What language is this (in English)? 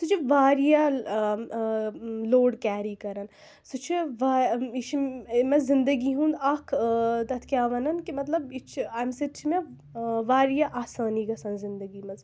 Kashmiri